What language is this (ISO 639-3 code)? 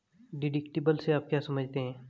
hin